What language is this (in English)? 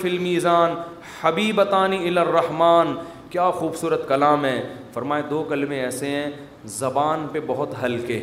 Urdu